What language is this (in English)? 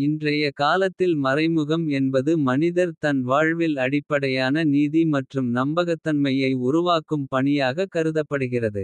Kota (India)